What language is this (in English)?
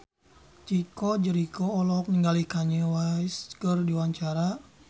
Sundanese